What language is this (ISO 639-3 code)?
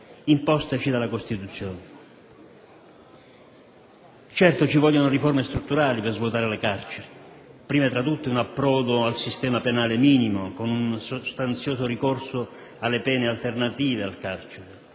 ita